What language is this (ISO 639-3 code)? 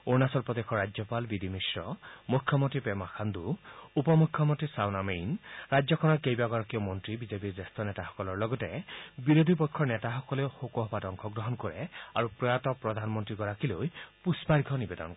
asm